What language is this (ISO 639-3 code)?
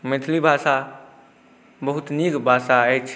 mai